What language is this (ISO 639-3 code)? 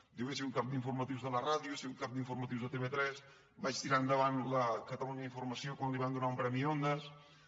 cat